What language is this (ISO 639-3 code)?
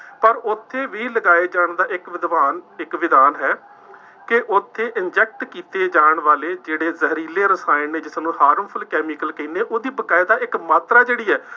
pan